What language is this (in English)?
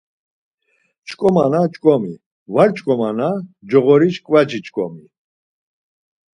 Laz